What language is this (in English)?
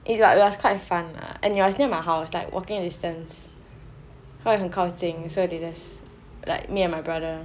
English